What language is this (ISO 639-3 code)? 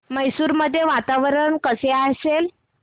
mar